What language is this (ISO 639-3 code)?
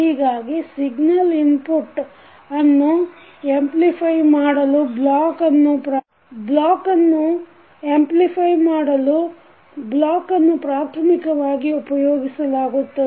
kan